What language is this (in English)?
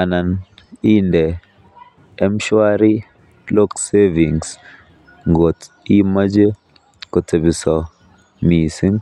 Kalenjin